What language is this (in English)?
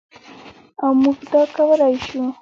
Pashto